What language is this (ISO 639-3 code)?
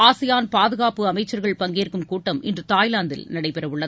tam